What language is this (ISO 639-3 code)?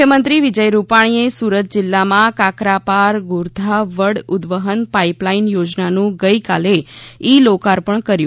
guj